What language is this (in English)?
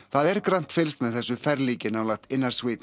Icelandic